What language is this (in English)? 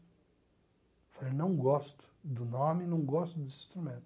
Portuguese